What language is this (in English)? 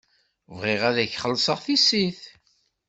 Kabyle